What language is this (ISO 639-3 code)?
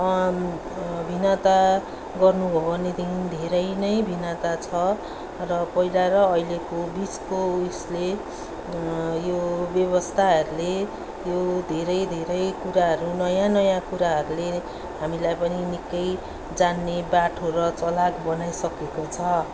nep